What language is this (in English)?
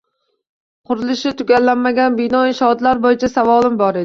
Uzbek